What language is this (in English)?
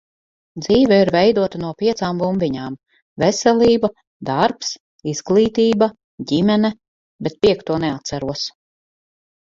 Latvian